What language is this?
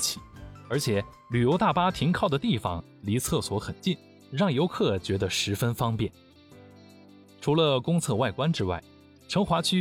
Chinese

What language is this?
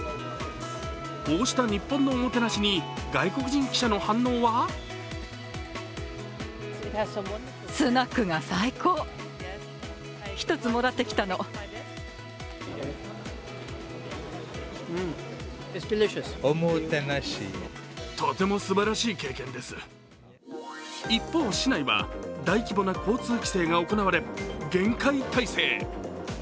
Japanese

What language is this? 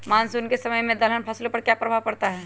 Magahi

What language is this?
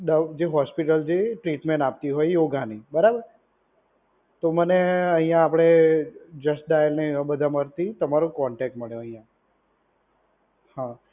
Gujarati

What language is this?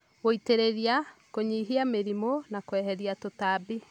Kikuyu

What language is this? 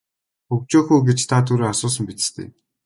Mongolian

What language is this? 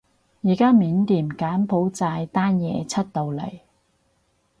Cantonese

